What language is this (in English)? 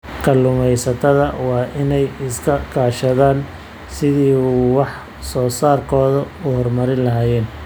Somali